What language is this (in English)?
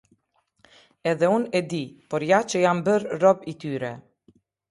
Albanian